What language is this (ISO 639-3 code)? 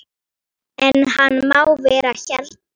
isl